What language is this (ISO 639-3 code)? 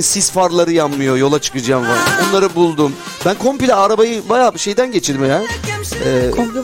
tur